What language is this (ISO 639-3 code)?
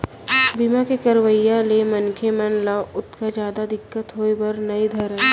hne